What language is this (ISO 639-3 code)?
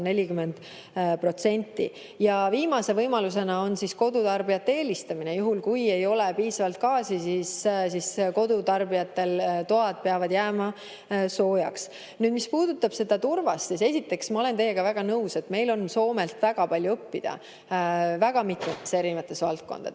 est